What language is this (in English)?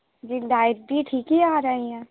Urdu